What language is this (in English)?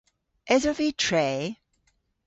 Cornish